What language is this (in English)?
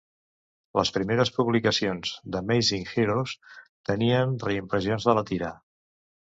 Catalan